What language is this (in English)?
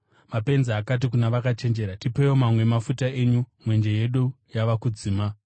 Shona